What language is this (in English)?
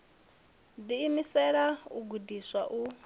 Venda